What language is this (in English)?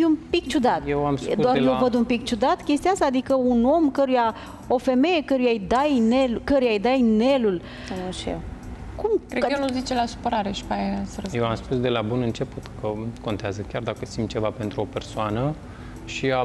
Romanian